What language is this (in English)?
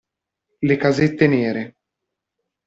Italian